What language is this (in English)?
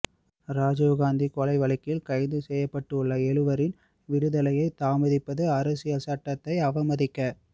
Tamil